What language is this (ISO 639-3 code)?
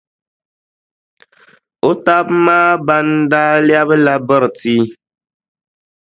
dag